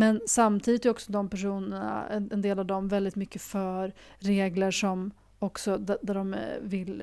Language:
Swedish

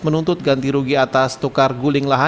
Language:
Indonesian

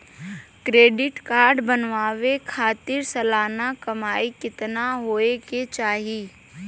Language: Bhojpuri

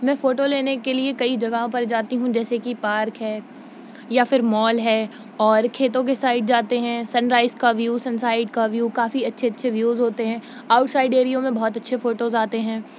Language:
Urdu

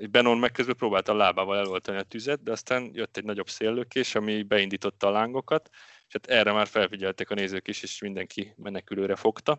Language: Hungarian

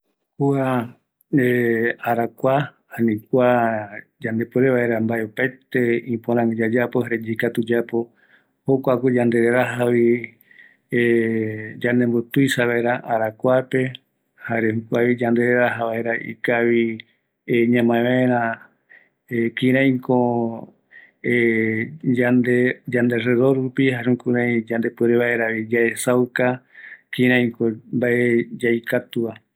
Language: Eastern Bolivian Guaraní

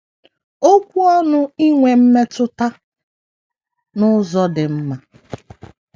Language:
Igbo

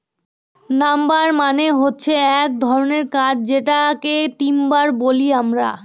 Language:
Bangla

